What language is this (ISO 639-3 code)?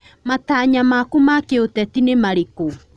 kik